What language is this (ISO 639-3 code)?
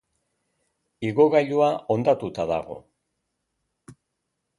eus